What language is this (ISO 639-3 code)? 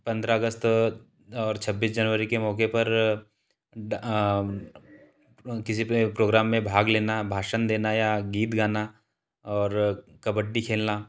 hin